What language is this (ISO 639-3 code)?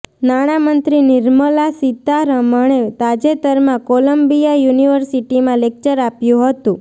guj